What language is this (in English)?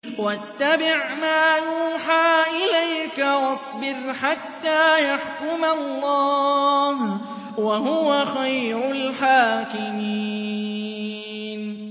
Arabic